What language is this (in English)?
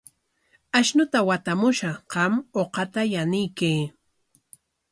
Corongo Ancash Quechua